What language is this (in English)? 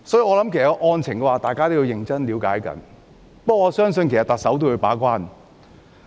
Cantonese